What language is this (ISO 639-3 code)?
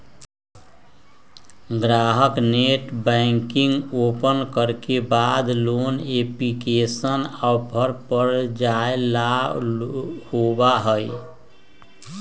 mag